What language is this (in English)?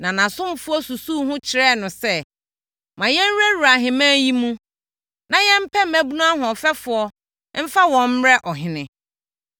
Akan